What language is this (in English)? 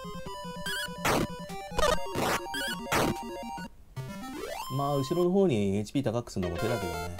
Japanese